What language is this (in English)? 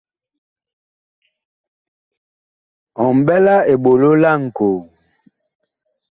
Bakoko